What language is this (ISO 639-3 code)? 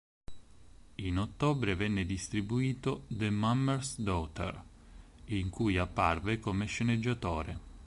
ita